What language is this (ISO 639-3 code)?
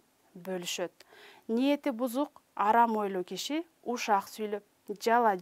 tur